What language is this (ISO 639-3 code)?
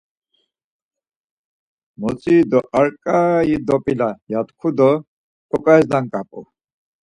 lzz